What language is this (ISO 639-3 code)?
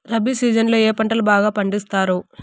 tel